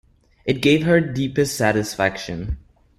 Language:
English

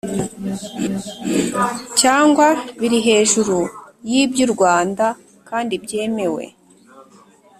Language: Kinyarwanda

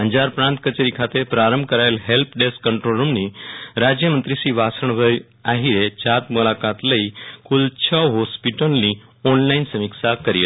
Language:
Gujarati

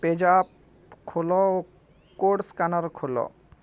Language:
Odia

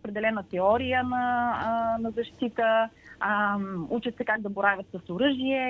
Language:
Bulgarian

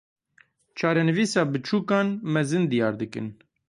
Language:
Kurdish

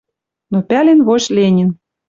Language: Western Mari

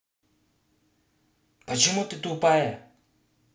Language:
Russian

